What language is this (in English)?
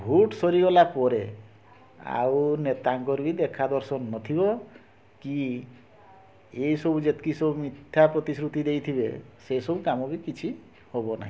Odia